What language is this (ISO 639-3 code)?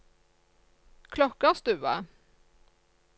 nor